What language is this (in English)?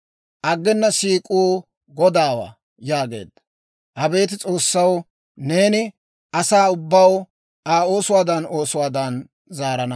Dawro